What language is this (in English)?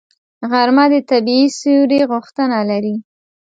Pashto